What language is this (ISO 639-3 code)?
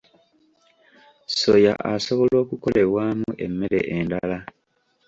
lug